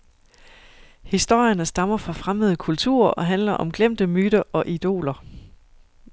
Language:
Danish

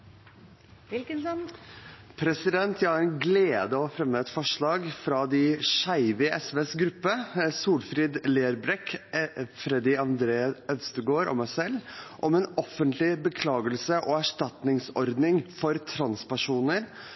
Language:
Norwegian Bokmål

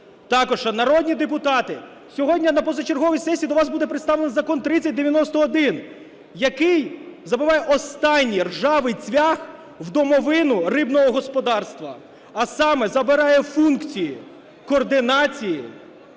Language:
Ukrainian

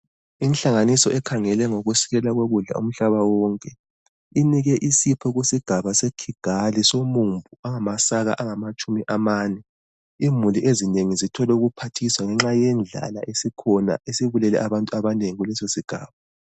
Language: North Ndebele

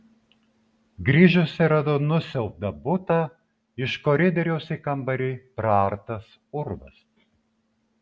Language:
Lithuanian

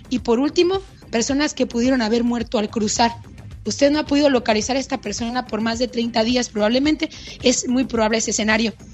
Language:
Spanish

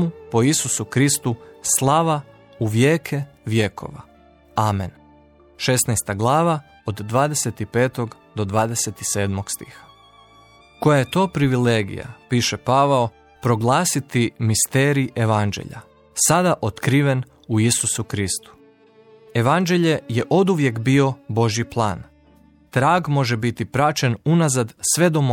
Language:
Croatian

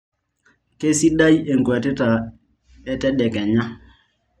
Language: Masai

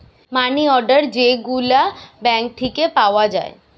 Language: Bangla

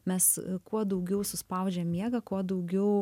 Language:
Lithuanian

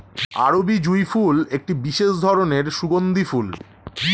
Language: Bangla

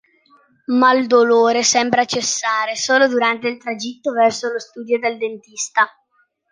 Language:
Italian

